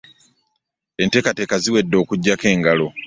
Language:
Ganda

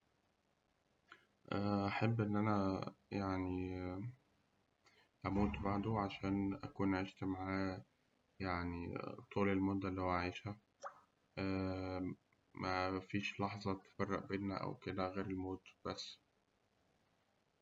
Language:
Egyptian Arabic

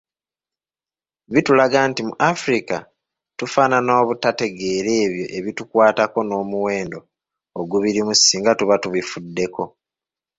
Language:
Ganda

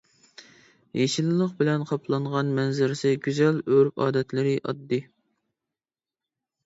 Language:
Uyghur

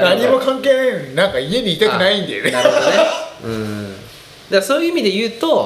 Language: Japanese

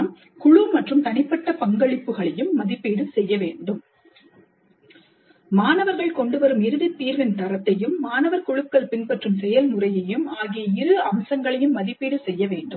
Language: Tamil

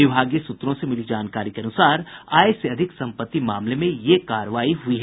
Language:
Hindi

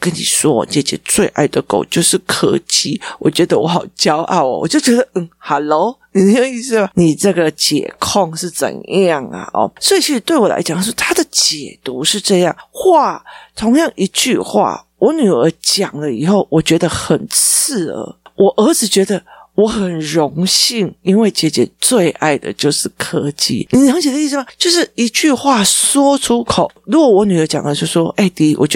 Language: Chinese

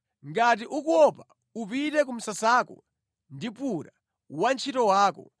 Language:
Nyanja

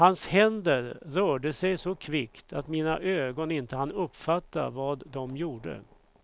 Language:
Swedish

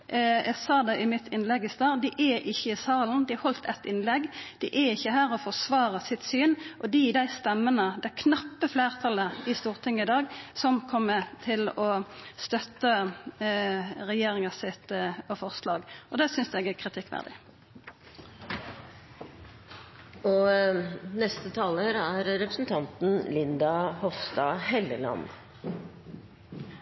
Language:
Norwegian Nynorsk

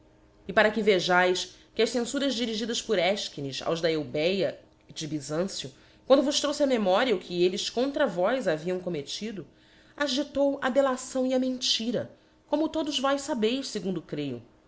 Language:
Portuguese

